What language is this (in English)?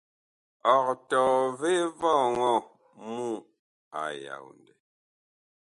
Bakoko